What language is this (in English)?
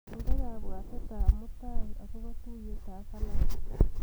Kalenjin